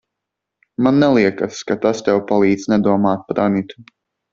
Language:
Latvian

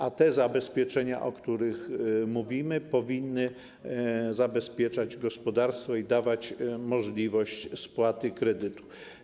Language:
Polish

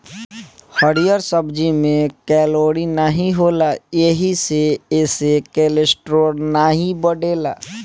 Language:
Bhojpuri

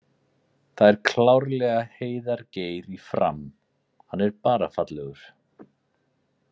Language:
Icelandic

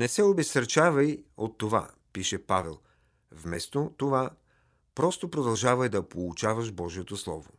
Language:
Bulgarian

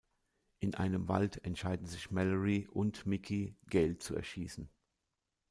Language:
German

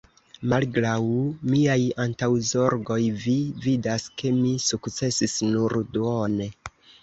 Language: Esperanto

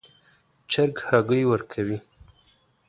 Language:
Pashto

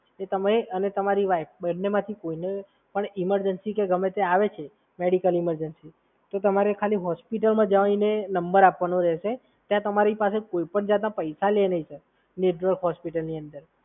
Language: Gujarati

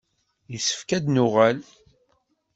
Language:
Kabyle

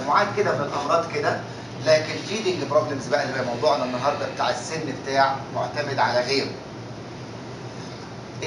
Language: Arabic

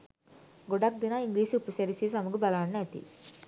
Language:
Sinhala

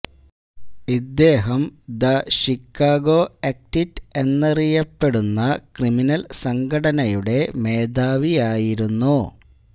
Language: Malayalam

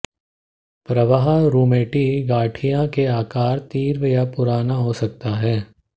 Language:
Hindi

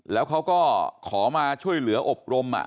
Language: Thai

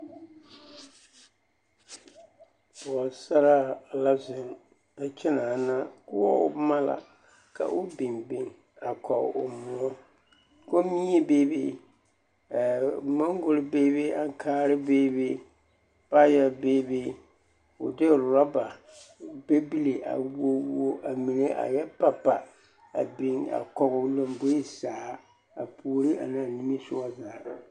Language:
Southern Dagaare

